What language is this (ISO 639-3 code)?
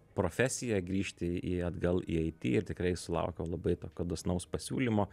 lit